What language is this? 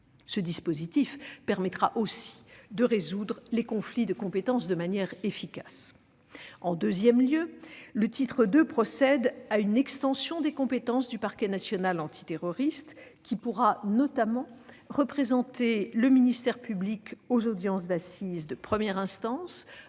French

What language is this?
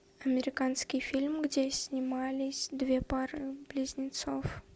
Russian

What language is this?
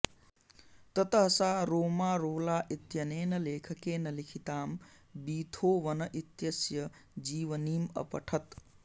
Sanskrit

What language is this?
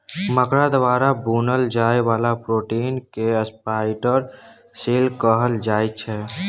Maithili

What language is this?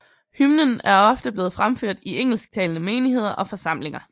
Danish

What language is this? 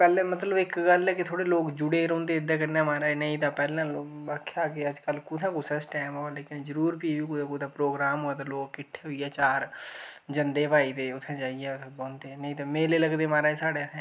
Dogri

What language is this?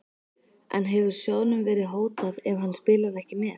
Icelandic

